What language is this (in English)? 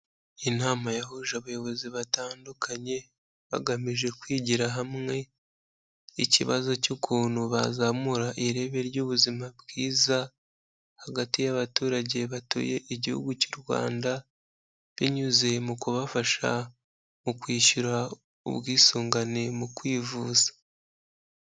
Kinyarwanda